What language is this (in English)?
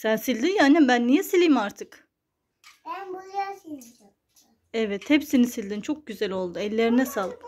Turkish